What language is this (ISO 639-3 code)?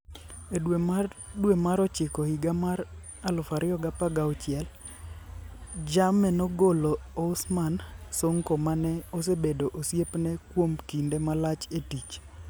luo